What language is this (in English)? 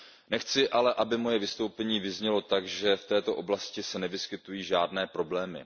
Czech